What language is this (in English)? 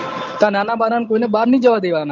Gujarati